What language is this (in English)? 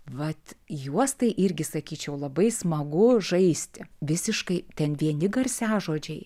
Lithuanian